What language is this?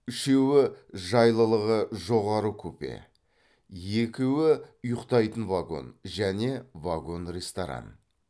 Kazakh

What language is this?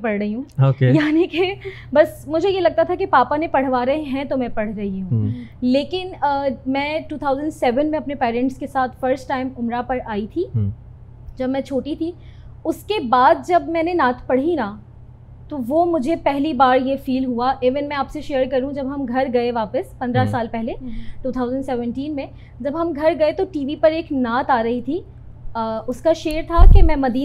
Urdu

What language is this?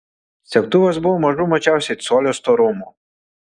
Lithuanian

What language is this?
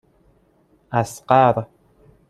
Persian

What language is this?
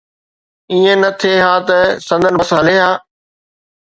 Sindhi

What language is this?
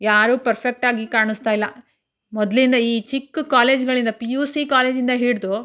Kannada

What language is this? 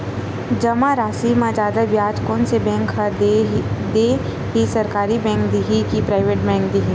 Chhattisgarhi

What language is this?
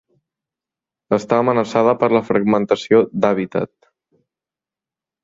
Catalan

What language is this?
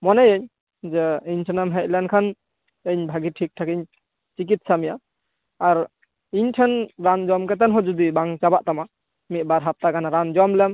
Santali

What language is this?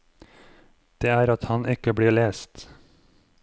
Norwegian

